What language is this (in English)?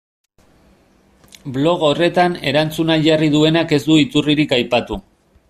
Basque